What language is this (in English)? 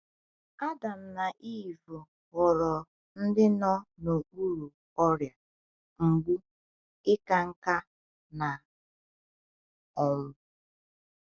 Igbo